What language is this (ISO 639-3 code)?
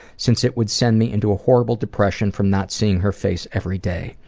eng